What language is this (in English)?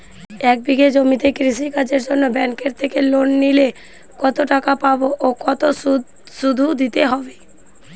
Bangla